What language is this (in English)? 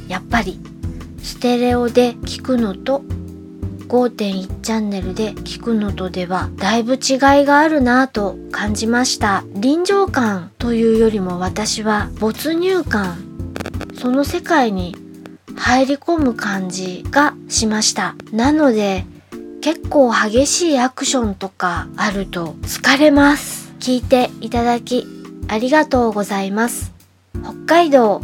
Japanese